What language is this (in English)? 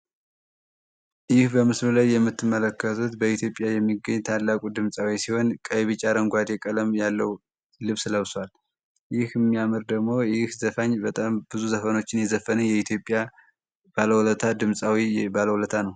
Amharic